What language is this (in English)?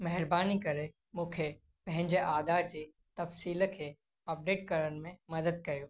Sindhi